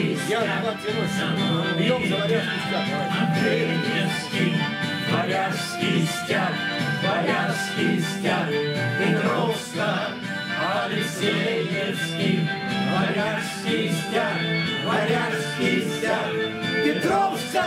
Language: Russian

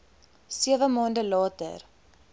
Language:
Afrikaans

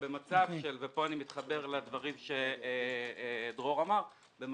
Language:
Hebrew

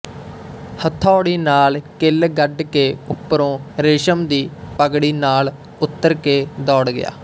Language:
Punjabi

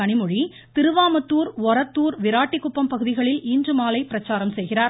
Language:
Tamil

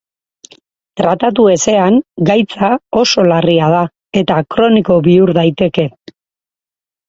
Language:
Basque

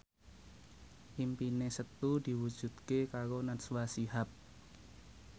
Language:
Javanese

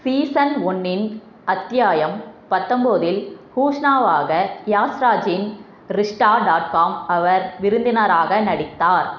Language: Tamil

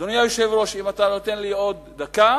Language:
Hebrew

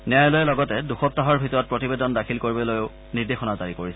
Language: Assamese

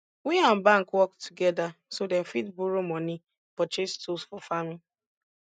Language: Nigerian Pidgin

